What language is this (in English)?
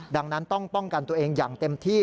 Thai